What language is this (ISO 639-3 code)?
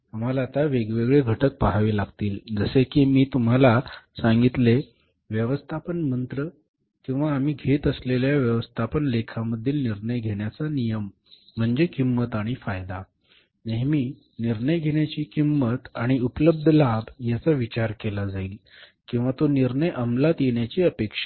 mar